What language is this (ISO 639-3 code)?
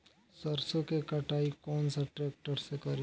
bho